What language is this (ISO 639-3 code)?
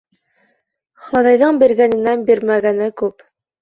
bak